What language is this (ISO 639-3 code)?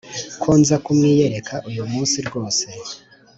kin